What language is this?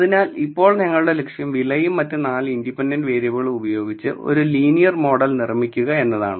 Malayalam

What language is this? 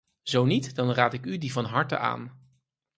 Dutch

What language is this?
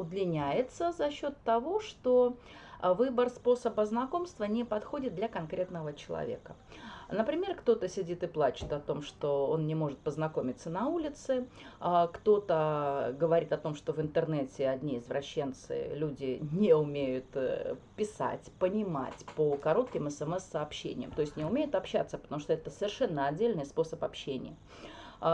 Russian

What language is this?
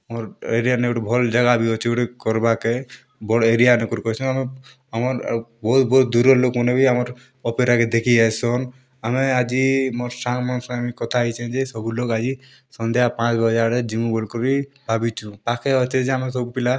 Odia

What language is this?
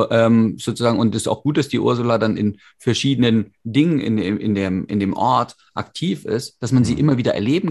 German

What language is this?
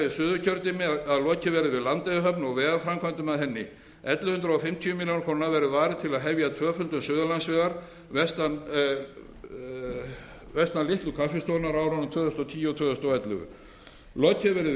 Icelandic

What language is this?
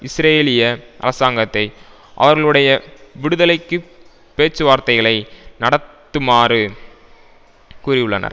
Tamil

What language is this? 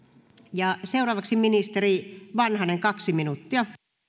Finnish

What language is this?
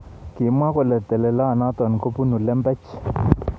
Kalenjin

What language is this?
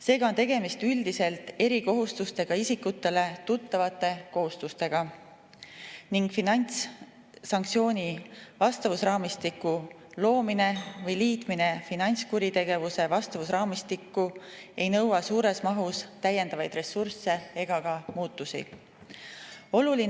Estonian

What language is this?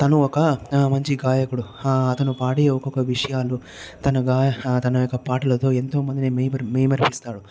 Telugu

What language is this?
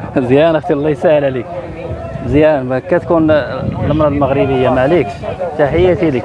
Arabic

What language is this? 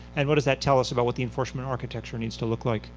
English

